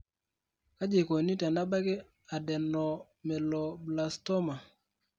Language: Masai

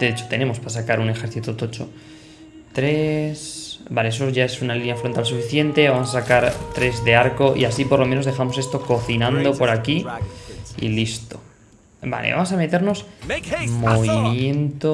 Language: Spanish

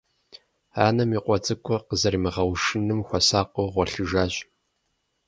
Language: Kabardian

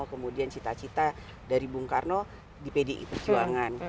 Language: Indonesian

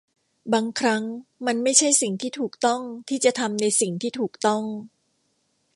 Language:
Thai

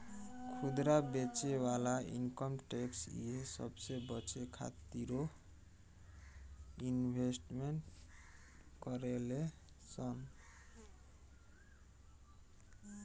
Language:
Bhojpuri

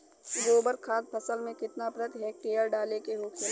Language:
Bhojpuri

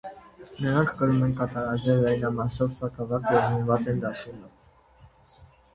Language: Armenian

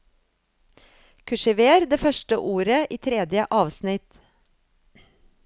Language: Norwegian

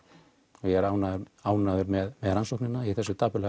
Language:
Icelandic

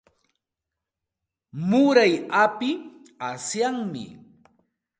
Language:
Santa Ana de Tusi Pasco Quechua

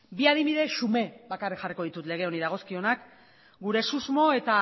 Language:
Basque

